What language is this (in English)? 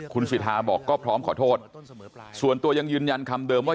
Thai